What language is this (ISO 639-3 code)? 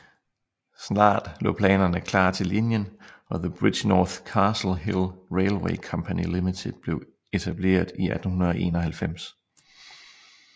dan